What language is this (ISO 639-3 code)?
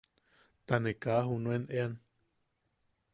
yaq